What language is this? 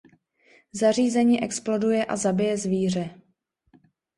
Czech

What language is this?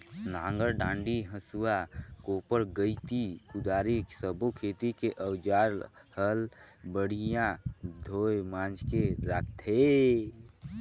Chhattisgarhi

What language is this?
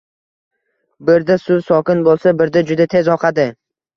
Uzbek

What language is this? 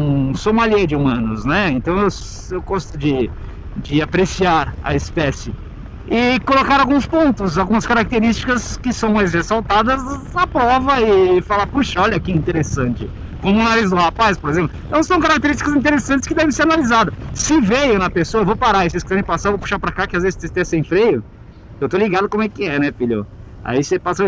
Portuguese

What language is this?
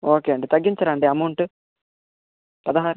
Telugu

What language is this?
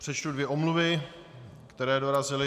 Czech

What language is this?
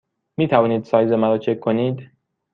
Persian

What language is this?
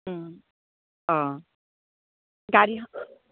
Assamese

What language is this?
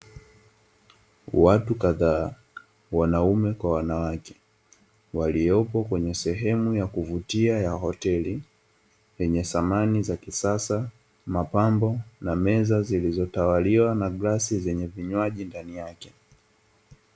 Swahili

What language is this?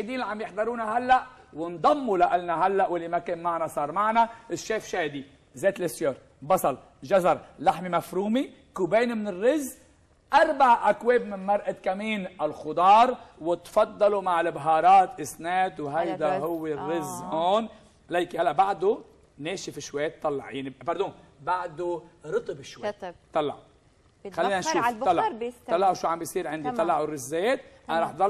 Arabic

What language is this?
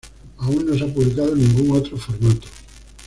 Spanish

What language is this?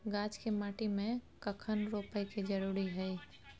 Maithili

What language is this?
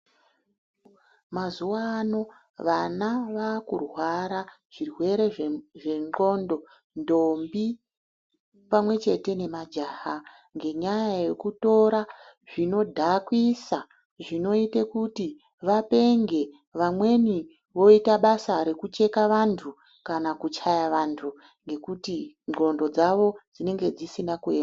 Ndau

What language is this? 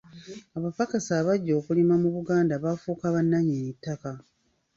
Ganda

